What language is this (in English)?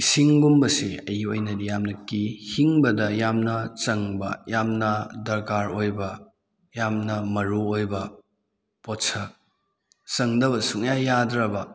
Manipuri